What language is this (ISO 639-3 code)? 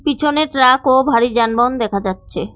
ben